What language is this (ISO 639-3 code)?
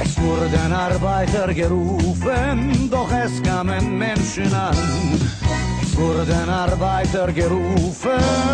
tur